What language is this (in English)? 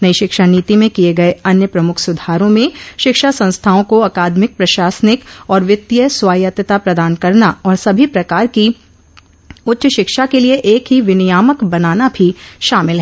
Hindi